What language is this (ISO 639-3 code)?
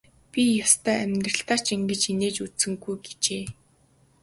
mon